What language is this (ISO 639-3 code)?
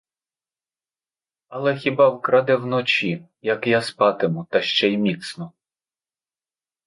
ukr